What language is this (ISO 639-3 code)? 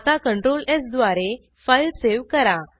mar